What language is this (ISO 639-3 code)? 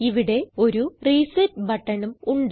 mal